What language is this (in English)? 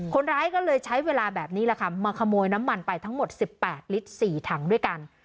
Thai